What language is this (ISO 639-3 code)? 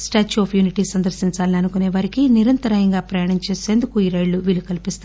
tel